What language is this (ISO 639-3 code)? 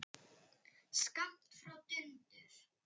isl